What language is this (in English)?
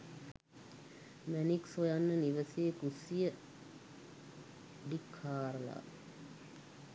Sinhala